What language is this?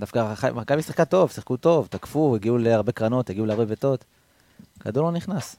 Hebrew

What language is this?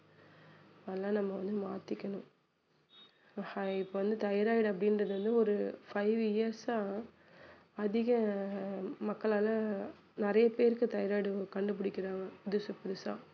Tamil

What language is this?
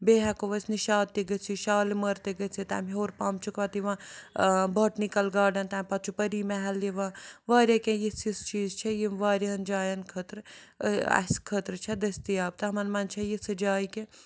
Kashmiri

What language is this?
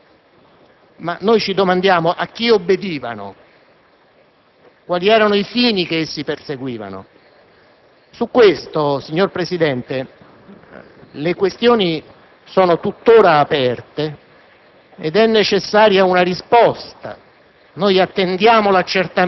Italian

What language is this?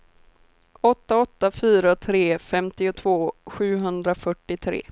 Swedish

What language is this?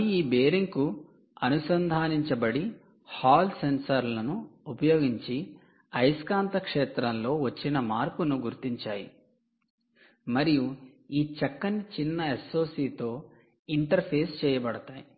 Telugu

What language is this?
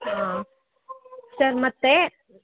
Kannada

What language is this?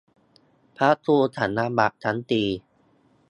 Thai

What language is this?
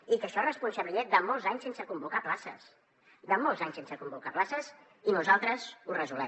Catalan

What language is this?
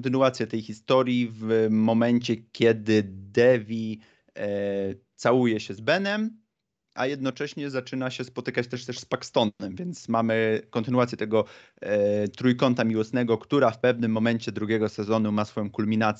Polish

